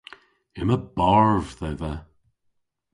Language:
Cornish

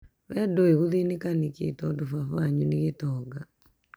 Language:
Kikuyu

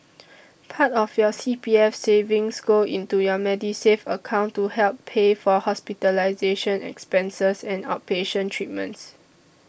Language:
English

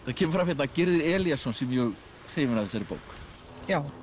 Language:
Icelandic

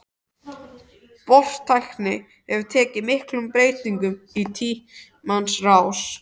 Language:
Icelandic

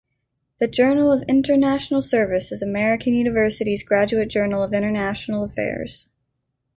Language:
English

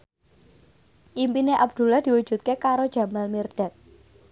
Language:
Javanese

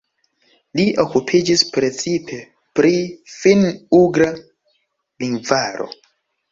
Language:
Esperanto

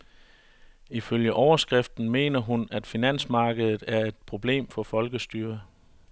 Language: Danish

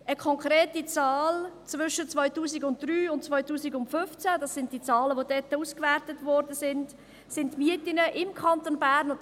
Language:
Swiss German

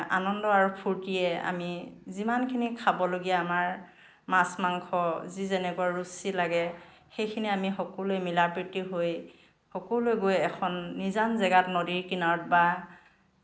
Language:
Assamese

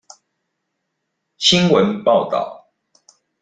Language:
Chinese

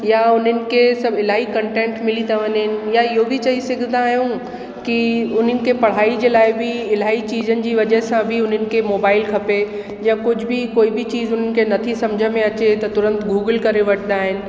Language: Sindhi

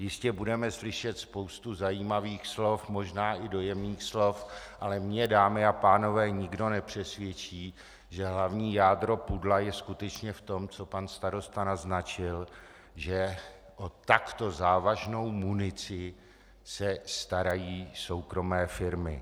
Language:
Czech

